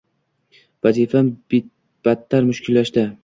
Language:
Uzbek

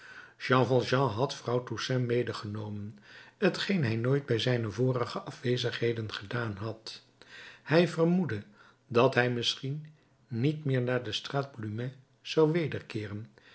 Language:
Dutch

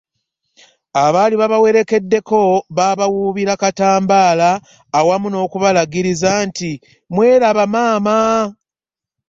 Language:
Ganda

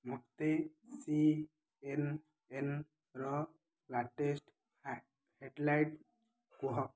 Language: Odia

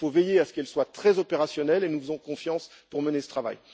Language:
French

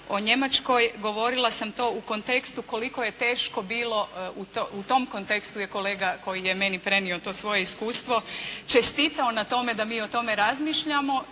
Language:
Croatian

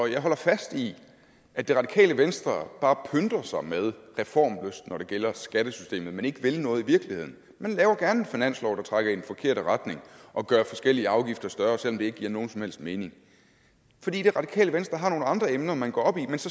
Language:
Danish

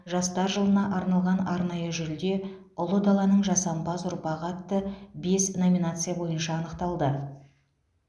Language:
Kazakh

